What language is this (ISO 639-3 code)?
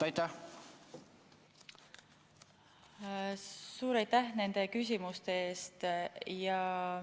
est